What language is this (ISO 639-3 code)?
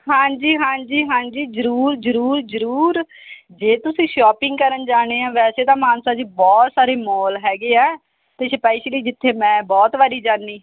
pan